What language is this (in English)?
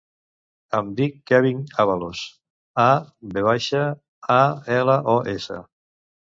Catalan